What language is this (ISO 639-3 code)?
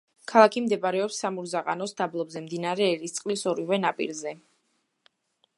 kat